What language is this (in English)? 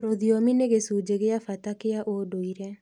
Kikuyu